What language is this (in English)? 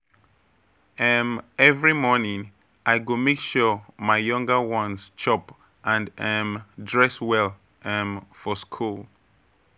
Nigerian Pidgin